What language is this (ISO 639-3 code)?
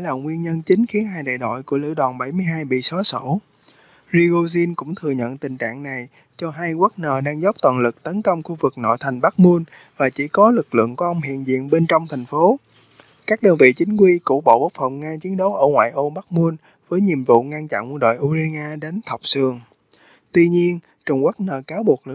vie